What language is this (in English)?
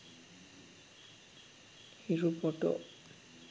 Sinhala